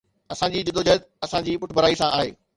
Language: Sindhi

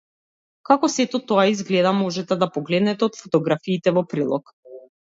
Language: Macedonian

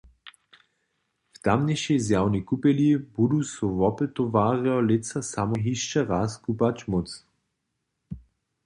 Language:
Upper Sorbian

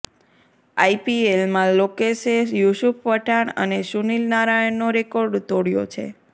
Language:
Gujarati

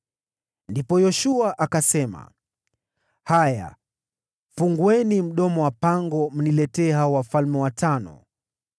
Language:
Swahili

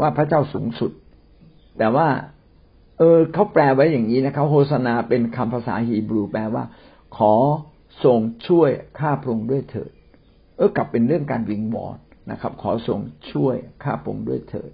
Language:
Thai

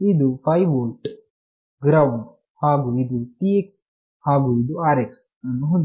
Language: Kannada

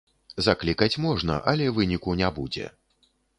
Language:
Belarusian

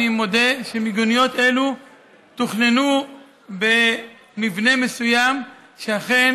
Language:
Hebrew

